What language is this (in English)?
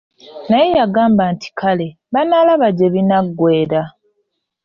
Ganda